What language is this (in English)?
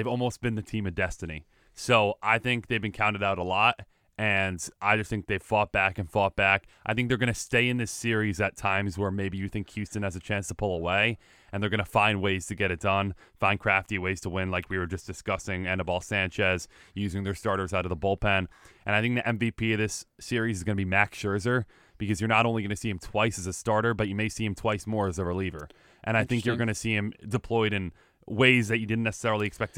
English